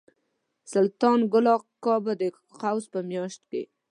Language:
Pashto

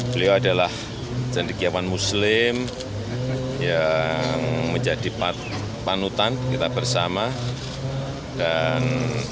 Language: Indonesian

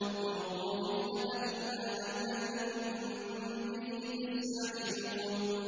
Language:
Arabic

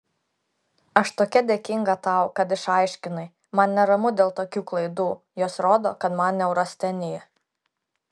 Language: Lithuanian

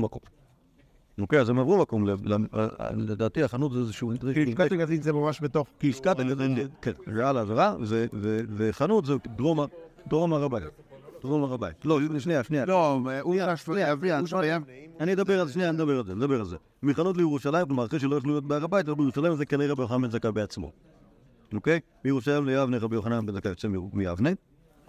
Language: Hebrew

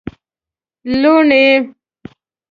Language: Pashto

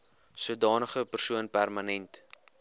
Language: Afrikaans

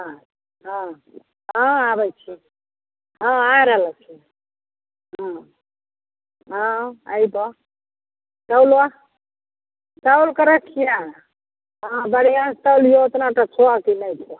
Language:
Maithili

